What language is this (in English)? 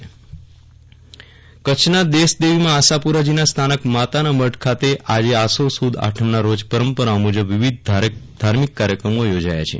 Gujarati